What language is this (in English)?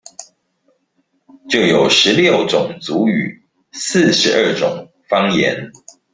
Chinese